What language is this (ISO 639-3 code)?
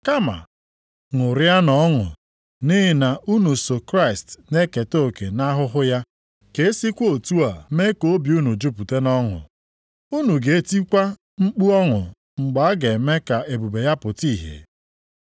ibo